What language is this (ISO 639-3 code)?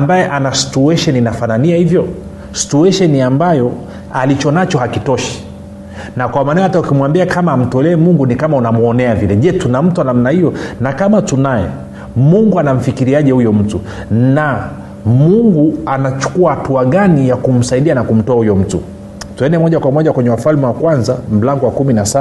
swa